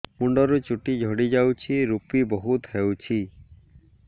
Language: Odia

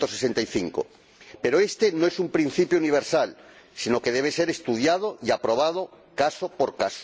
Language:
Spanish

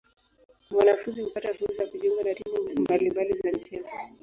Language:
Swahili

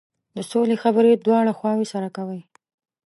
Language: Pashto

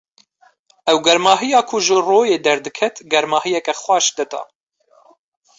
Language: Kurdish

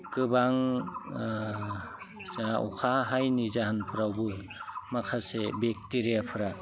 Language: Bodo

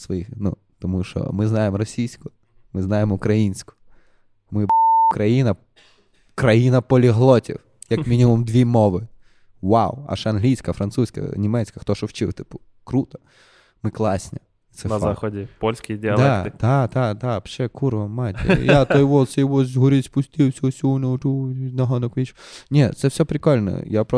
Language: Ukrainian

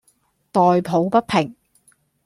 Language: Cantonese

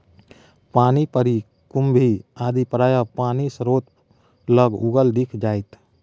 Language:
Maithili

